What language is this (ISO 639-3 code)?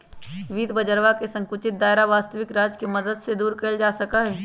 mag